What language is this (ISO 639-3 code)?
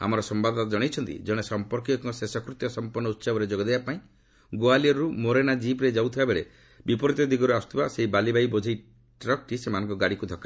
ori